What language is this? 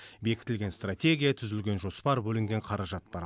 Kazakh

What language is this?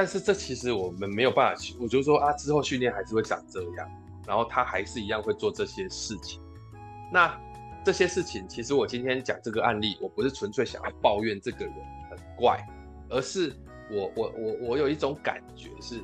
Chinese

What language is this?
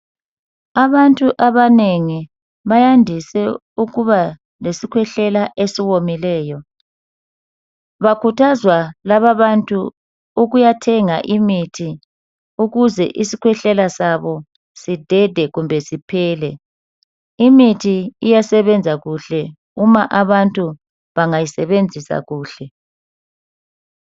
North Ndebele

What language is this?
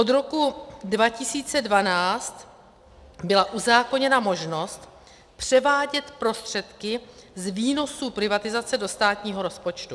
Czech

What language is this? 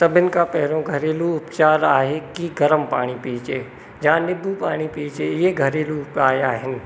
Sindhi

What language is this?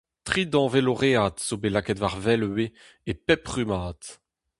Breton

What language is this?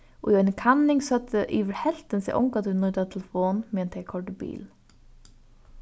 Faroese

